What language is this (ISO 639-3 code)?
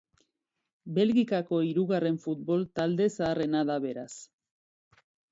eus